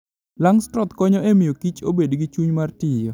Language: Luo (Kenya and Tanzania)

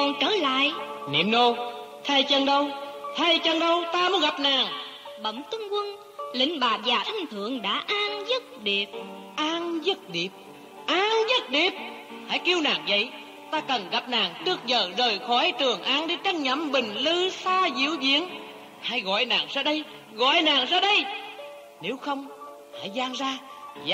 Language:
Vietnamese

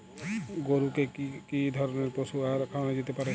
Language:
Bangla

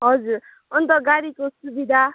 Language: Nepali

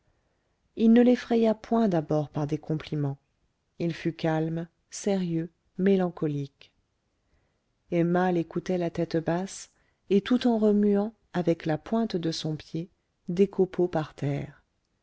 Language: French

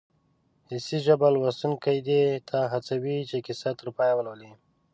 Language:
Pashto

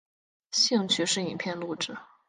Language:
Chinese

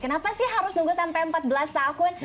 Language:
Indonesian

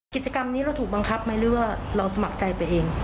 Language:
Thai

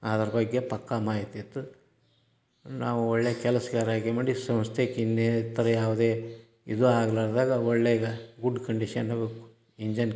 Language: Kannada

